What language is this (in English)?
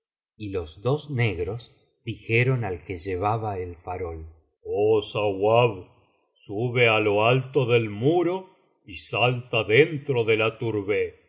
Spanish